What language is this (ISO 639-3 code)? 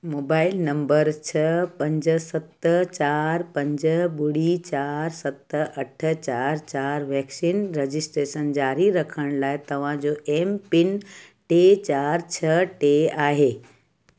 snd